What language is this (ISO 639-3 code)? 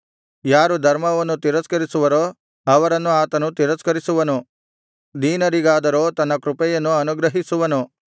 kan